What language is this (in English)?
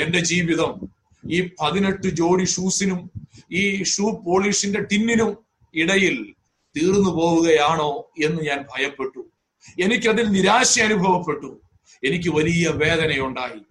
Malayalam